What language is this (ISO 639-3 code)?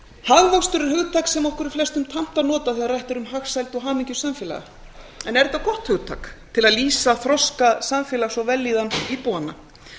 isl